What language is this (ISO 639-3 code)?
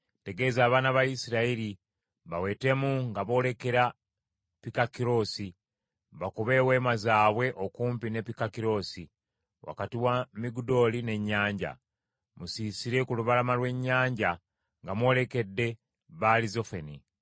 lug